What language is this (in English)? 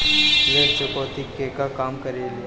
Bhojpuri